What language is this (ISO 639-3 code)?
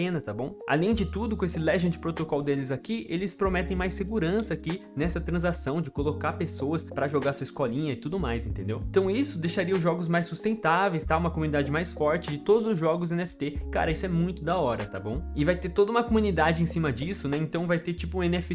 por